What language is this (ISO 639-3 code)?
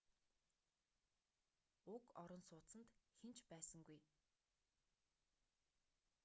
mon